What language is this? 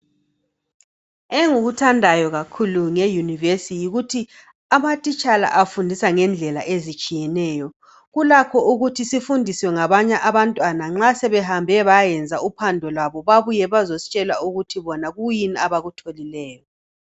North Ndebele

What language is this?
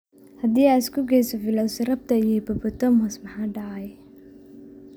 Somali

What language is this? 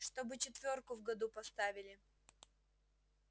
Russian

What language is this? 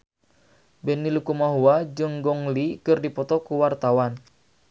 Sundanese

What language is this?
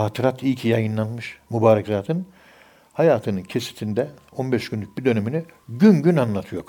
Turkish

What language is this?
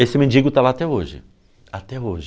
Portuguese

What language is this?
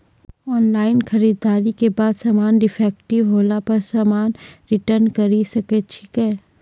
Maithili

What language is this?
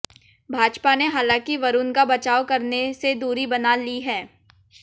Hindi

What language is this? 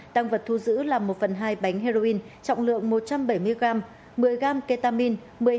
Vietnamese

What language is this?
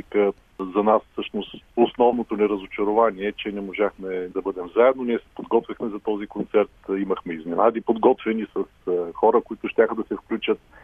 Bulgarian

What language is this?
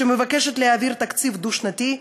Hebrew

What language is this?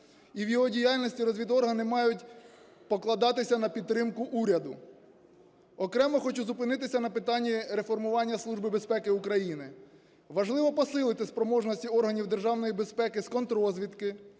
Ukrainian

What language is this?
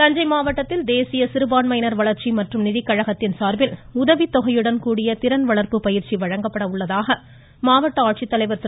Tamil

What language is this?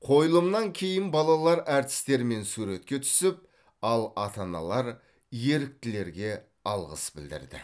Kazakh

